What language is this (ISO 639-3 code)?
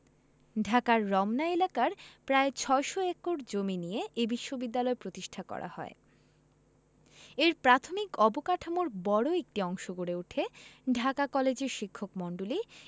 ben